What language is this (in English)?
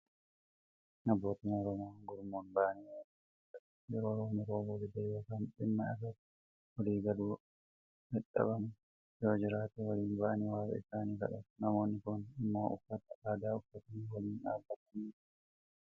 Oromo